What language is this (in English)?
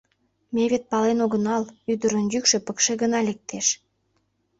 Mari